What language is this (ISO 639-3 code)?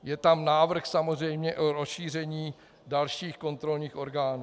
ces